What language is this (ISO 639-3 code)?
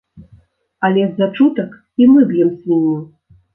bel